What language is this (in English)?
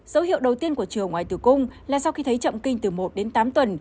Vietnamese